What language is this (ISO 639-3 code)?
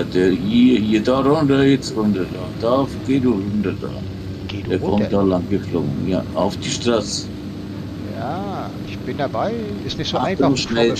deu